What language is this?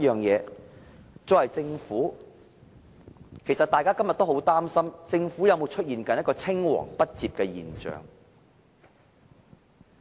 Cantonese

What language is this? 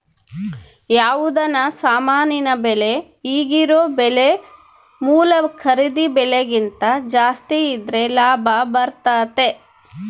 Kannada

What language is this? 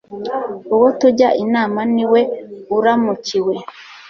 Kinyarwanda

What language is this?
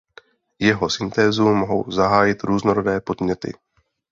Czech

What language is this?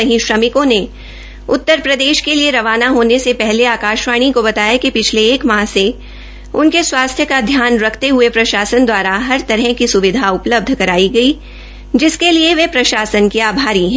Hindi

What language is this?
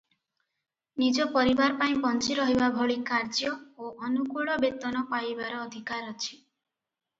Odia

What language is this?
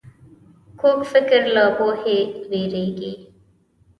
Pashto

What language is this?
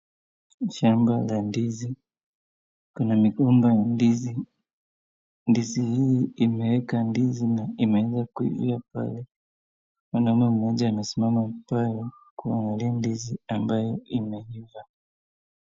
Swahili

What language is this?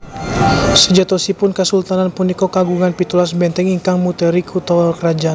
Javanese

